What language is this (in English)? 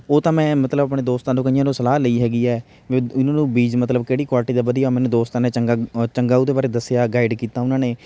Punjabi